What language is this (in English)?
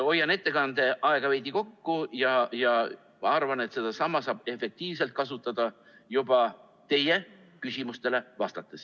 Estonian